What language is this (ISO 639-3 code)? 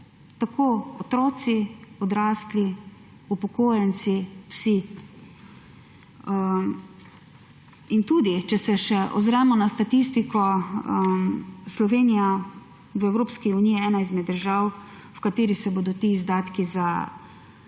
slv